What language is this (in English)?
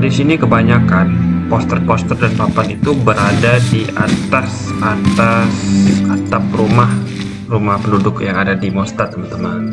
Indonesian